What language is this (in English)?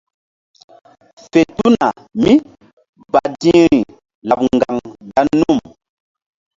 Mbum